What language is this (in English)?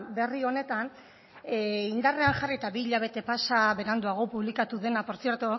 Basque